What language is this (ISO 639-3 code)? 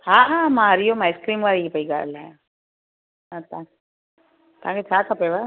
snd